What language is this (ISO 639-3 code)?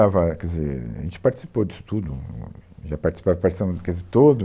por